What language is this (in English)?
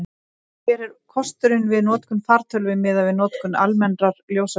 Icelandic